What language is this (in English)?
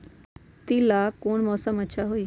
Magahi